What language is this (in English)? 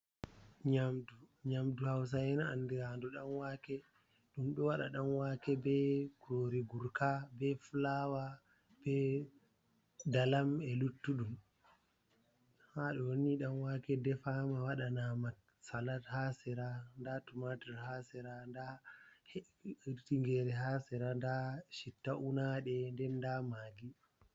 Fula